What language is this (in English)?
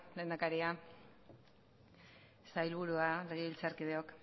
Basque